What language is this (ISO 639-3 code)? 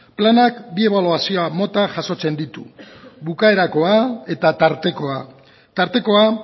eus